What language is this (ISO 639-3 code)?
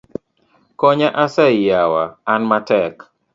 luo